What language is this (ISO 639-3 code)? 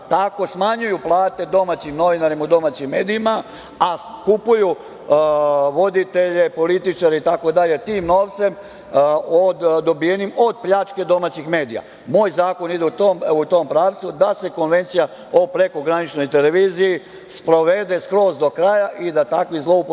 srp